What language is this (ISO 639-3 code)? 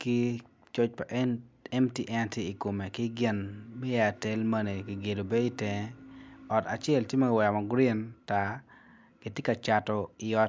ach